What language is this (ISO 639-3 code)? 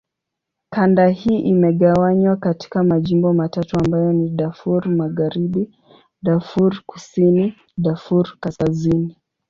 swa